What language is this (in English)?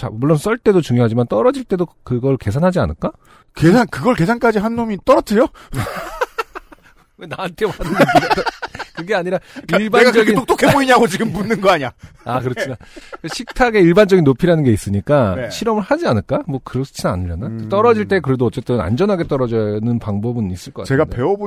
Korean